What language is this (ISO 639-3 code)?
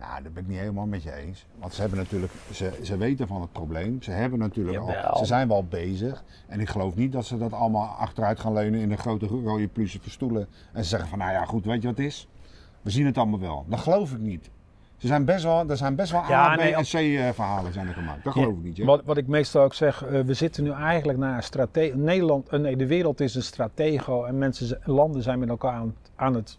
nld